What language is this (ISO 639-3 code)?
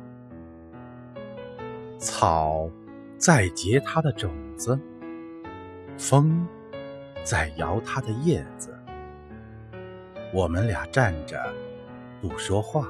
zho